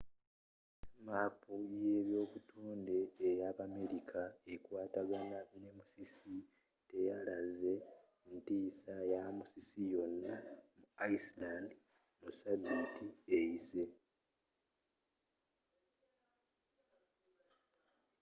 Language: Ganda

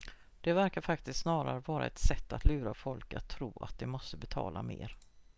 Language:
Swedish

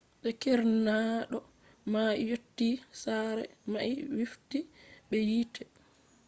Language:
Fula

